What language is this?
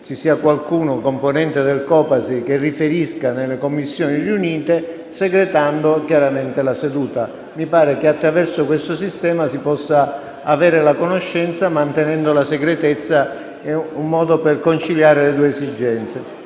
Italian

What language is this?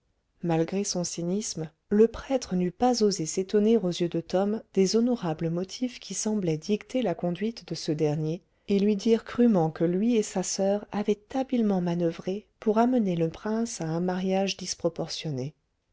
French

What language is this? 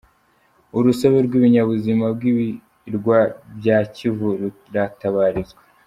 Kinyarwanda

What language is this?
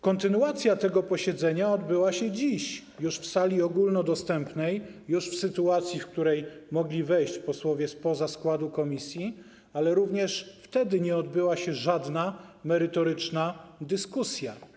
Polish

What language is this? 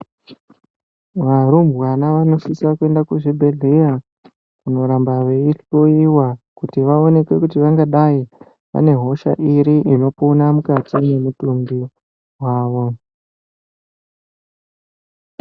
Ndau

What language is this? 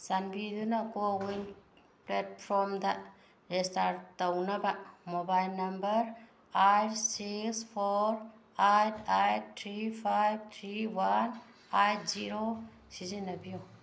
Manipuri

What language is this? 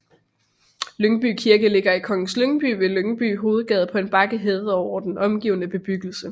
Danish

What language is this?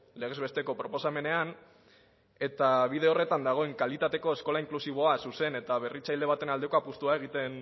Basque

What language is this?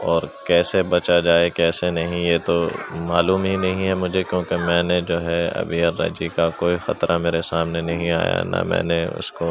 Urdu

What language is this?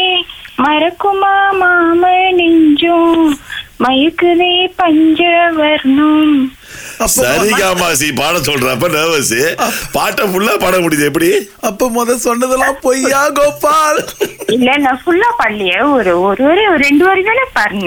Tamil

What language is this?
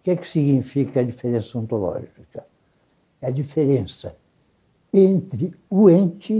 Portuguese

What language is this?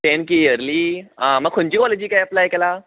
Konkani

